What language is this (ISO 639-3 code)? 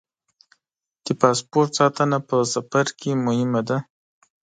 pus